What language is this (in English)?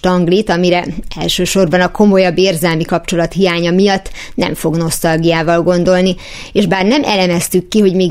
Hungarian